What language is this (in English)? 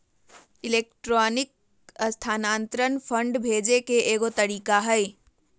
Magahi